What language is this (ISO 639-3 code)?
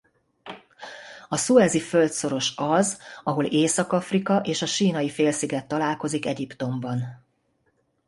hun